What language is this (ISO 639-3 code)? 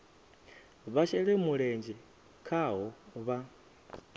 ven